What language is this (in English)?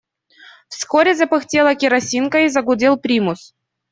Russian